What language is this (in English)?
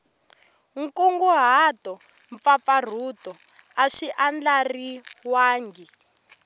Tsonga